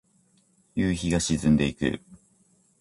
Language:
Japanese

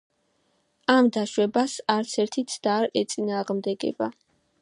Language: Georgian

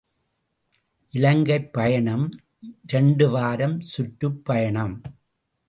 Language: Tamil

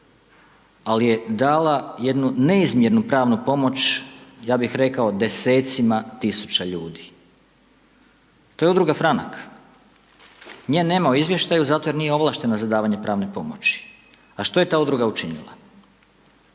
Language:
Croatian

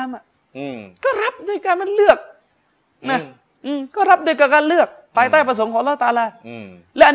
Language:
Thai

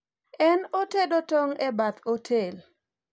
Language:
Luo (Kenya and Tanzania)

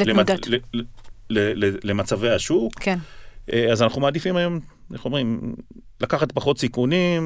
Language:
Hebrew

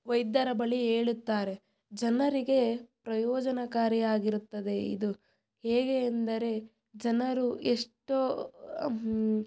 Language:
Kannada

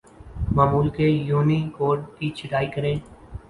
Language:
Urdu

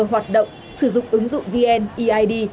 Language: Vietnamese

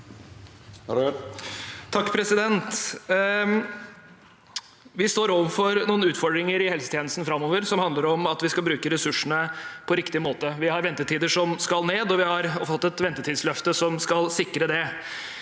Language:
Norwegian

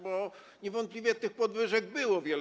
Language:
Polish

